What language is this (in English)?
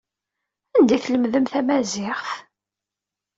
Kabyle